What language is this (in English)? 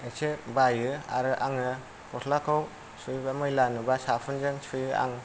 Bodo